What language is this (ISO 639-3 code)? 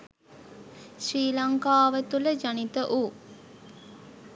sin